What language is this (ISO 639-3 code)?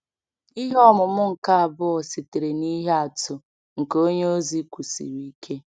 ibo